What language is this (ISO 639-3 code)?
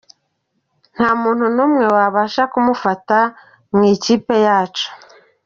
kin